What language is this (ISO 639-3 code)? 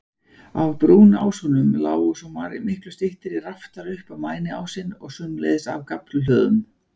isl